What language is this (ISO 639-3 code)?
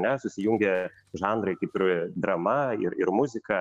lit